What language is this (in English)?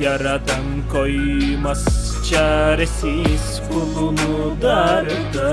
Turkish